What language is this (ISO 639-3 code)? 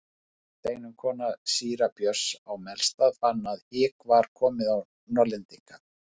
isl